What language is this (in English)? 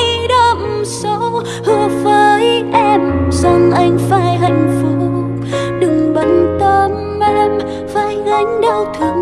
Vietnamese